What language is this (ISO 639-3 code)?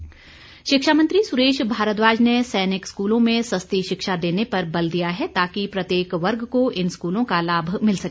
hin